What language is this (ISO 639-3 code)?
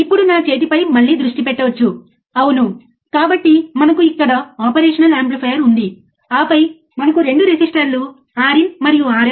tel